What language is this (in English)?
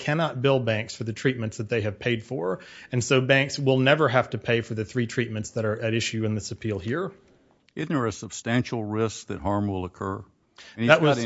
English